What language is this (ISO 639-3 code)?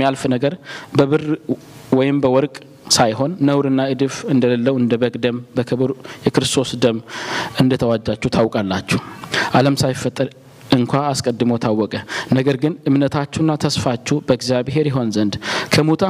amh